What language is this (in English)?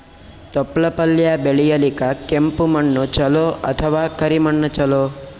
Kannada